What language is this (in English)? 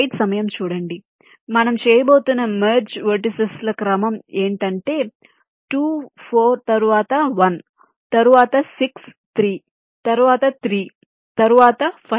Telugu